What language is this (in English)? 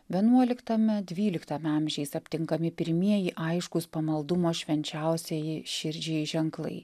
Lithuanian